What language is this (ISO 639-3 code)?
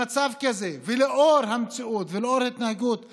heb